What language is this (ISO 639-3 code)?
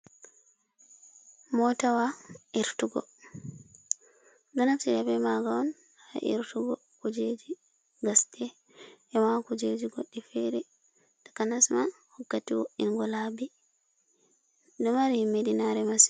ful